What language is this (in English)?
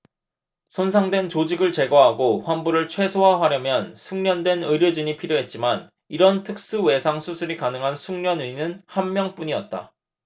Korean